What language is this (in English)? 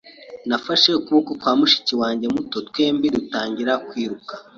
Kinyarwanda